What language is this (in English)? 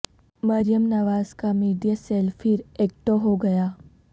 Urdu